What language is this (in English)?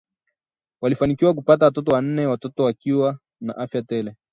Swahili